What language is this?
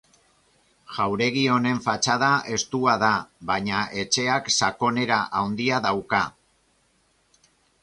Basque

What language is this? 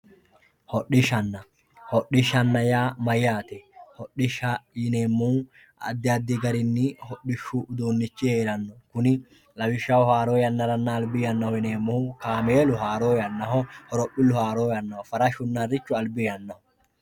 Sidamo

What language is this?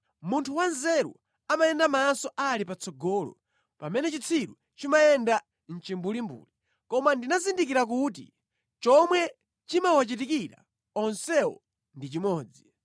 Nyanja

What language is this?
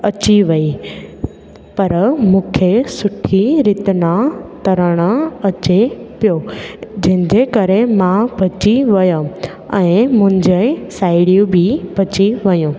Sindhi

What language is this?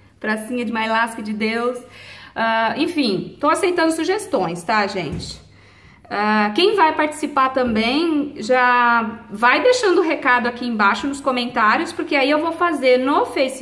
Portuguese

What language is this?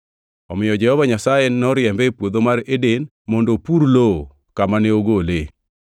Luo (Kenya and Tanzania)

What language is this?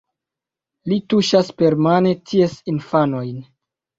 Esperanto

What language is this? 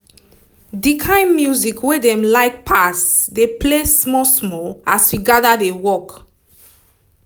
Nigerian Pidgin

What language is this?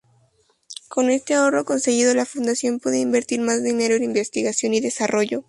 Spanish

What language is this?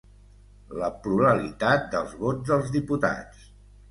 Catalan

